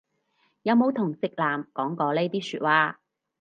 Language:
Cantonese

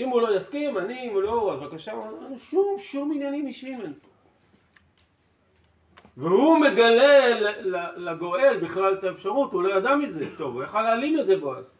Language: Hebrew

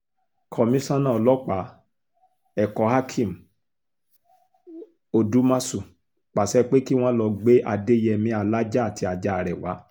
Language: Yoruba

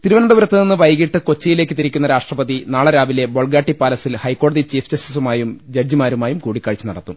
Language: Malayalam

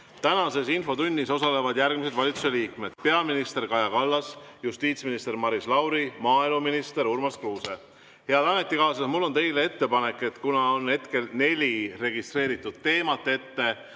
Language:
Estonian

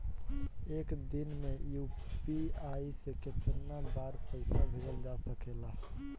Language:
Bhojpuri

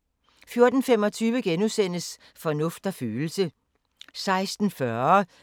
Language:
Danish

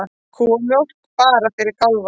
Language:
Icelandic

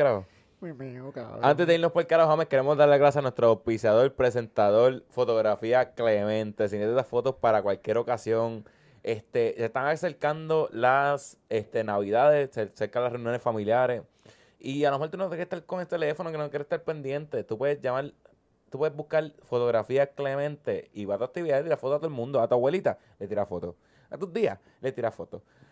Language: Spanish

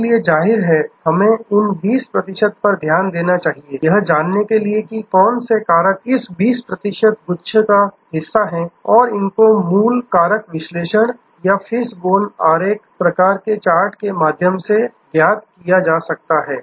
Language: Hindi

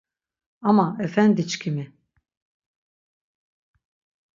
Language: Laz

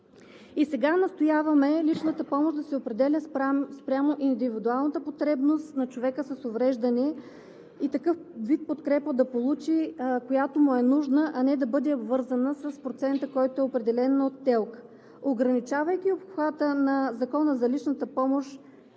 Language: Bulgarian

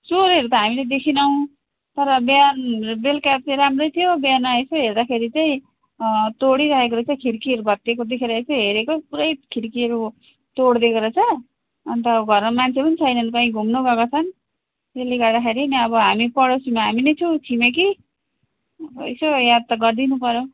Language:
Nepali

